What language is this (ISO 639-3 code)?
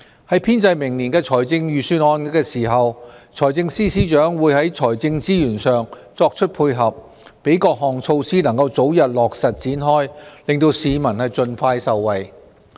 yue